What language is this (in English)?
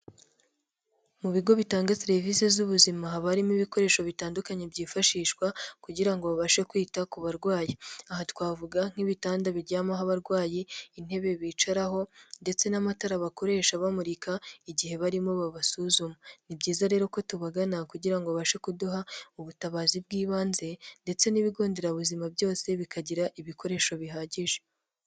Kinyarwanda